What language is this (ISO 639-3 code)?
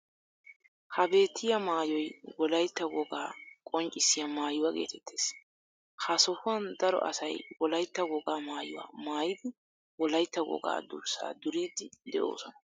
wal